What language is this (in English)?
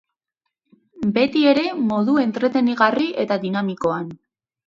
Basque